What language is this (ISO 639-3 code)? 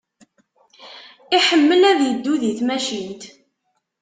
kab